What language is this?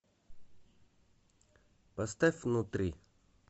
Russian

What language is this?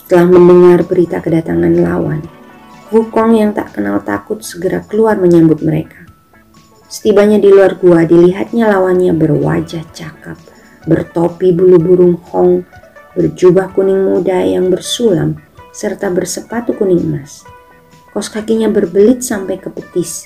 Indonesian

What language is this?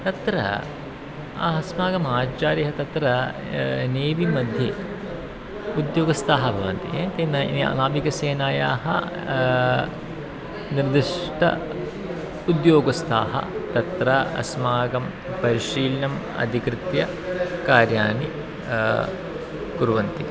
Sanskrit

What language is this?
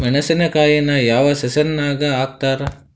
Kannada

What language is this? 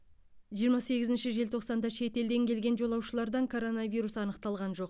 Kazakh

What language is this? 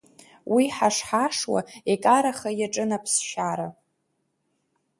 Abkhazian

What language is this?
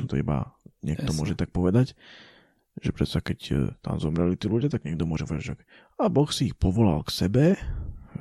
Slovak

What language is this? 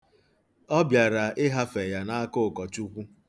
Igbo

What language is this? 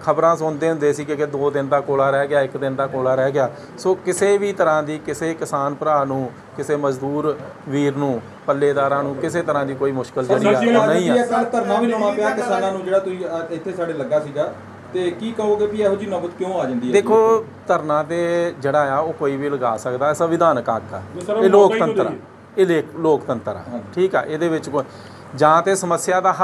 Hindi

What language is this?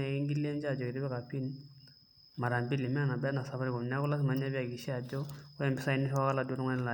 Masai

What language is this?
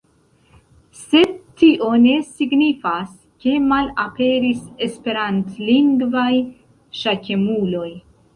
Esperanto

